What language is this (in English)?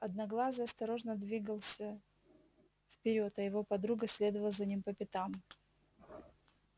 Russian